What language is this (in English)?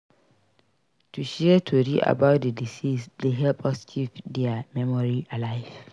Nigerian Pidgin